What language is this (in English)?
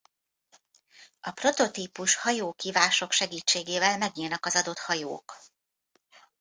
Hungarian